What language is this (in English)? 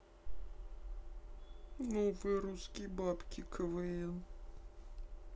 Russian